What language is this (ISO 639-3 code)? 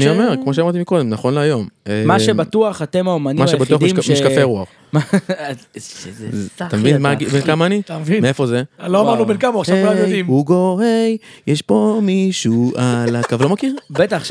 heb